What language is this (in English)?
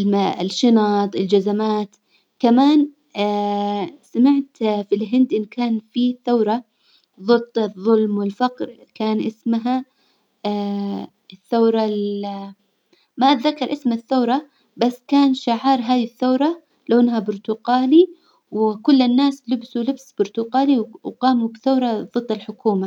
Hijazi Arabic